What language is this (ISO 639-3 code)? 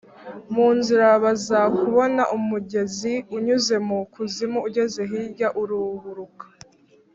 kin